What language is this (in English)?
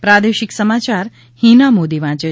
Gujarati